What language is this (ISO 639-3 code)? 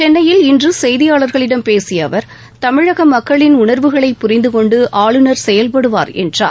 tam